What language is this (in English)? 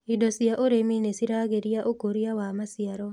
Kikuyu